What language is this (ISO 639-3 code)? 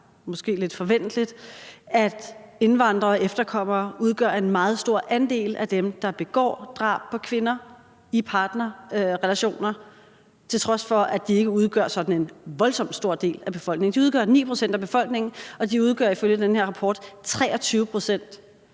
dan